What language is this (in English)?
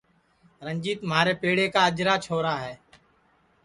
Sansi